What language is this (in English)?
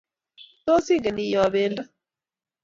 Kalenjin